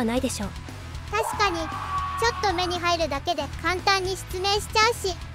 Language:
Japanese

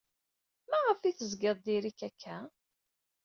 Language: Kabyle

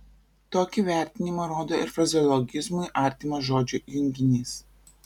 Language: Lithuanian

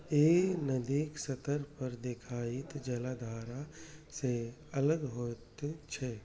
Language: Maithili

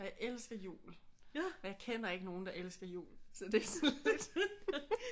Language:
Danish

